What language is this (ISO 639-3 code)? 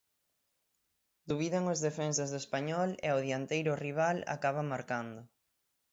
glg